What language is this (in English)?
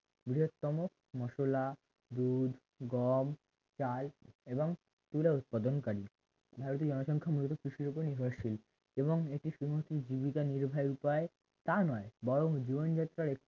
Bangla